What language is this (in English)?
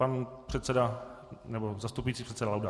Czech